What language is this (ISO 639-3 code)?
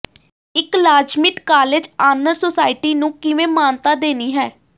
pan